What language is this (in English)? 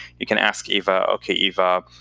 English